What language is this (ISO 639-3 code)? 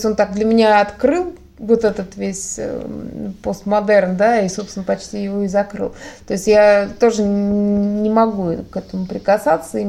rus